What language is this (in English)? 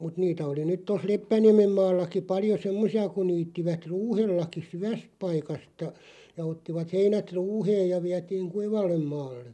Finnish